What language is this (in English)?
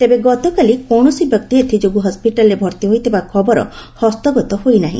Odia